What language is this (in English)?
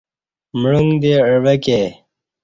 Kati